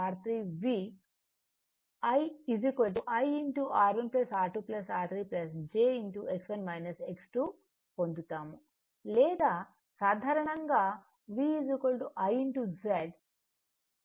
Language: Telugu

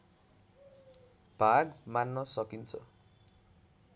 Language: Nepali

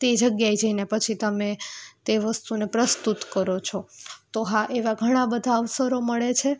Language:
Gujarati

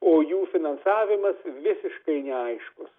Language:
Lithuanian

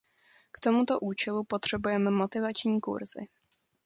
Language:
Czech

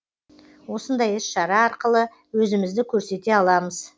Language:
Kazakh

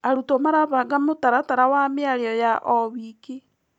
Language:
Kikuyu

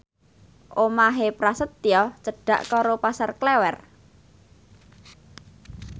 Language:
Javanese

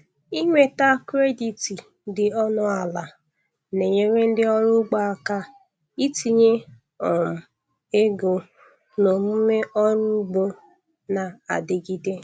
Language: Igbo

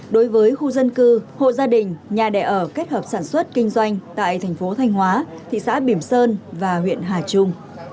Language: Vietnamese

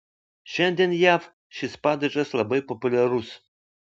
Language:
Lithuanian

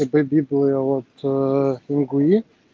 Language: Russian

